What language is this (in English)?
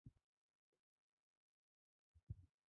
Chinese